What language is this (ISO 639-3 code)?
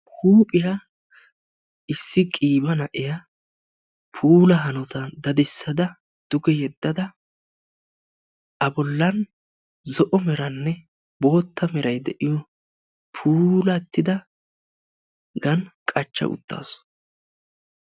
wal